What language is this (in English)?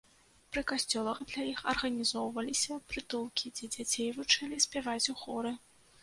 Belarusian